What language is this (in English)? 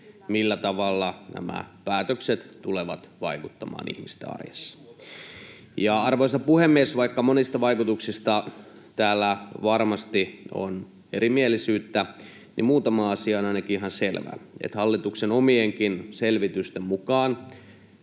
Finnish